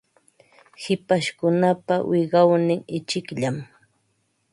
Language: Ambo-Pasco Quechua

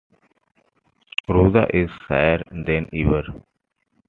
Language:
English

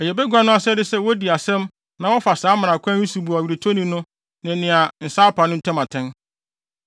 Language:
Akan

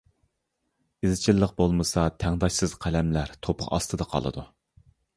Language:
Uyghur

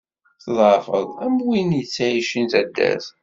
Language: Kabyle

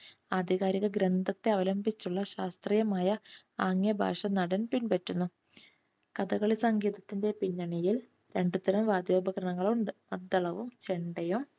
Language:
Malayalam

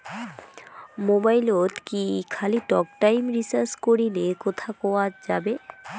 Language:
Bangla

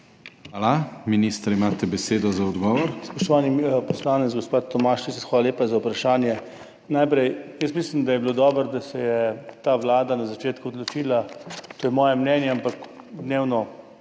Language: Slovenian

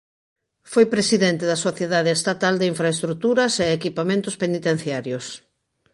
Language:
Galician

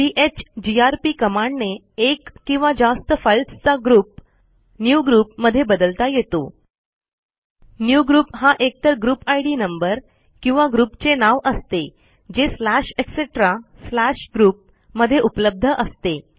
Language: Marathi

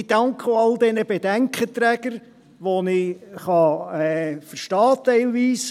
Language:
Swiss German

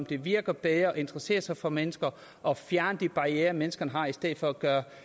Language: Danish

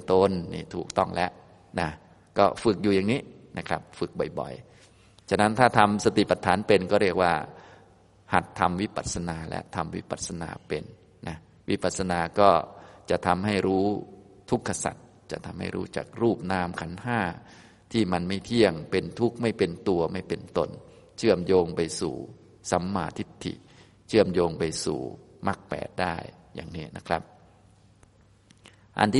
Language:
Thai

